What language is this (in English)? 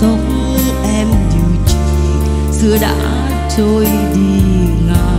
Vietnamese